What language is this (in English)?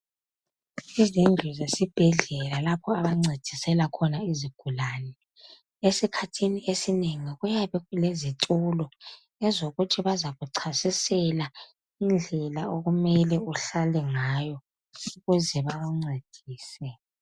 North Ndebele